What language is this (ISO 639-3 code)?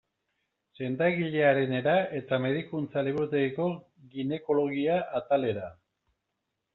eus